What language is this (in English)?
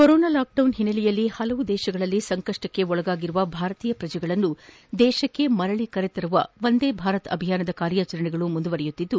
Kannada